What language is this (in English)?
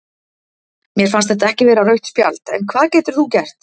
Icelandic